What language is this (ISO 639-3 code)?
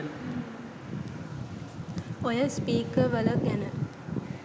sin